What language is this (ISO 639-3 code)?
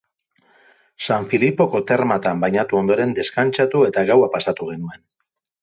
eus